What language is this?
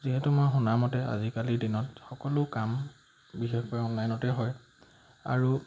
Assamese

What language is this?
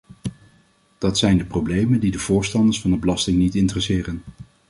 Dutch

